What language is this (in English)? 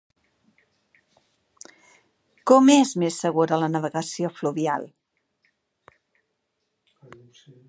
Catalan